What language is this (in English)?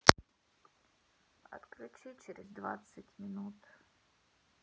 Russian